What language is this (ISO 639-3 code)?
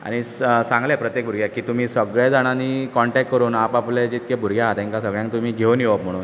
kok